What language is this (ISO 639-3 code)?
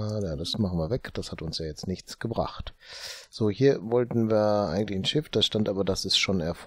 deu